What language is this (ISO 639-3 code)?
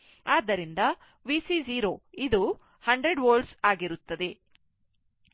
kan